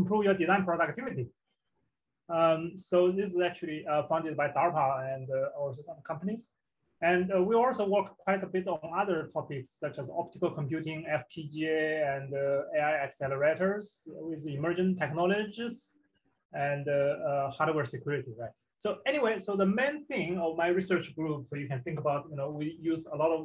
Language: English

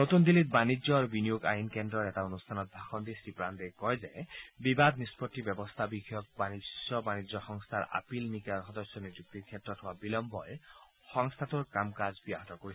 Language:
Assamese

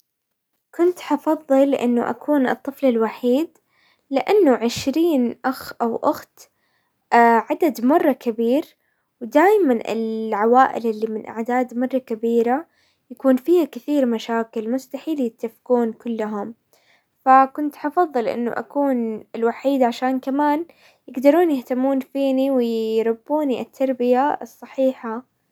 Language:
Hijazi Arabic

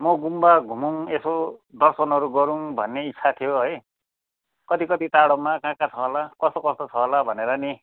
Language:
Nepali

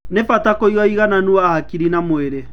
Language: Kikuyu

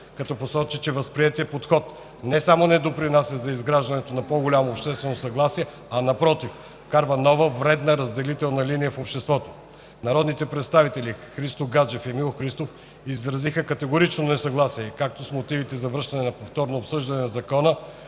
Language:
Bulgarian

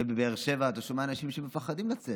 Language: Hebrew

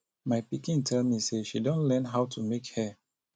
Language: Nigerian Pidgin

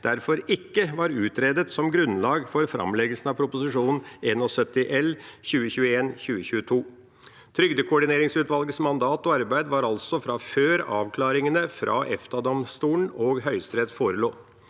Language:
Norwegian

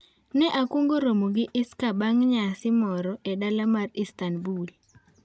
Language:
Luo (Kenya and Tanzania)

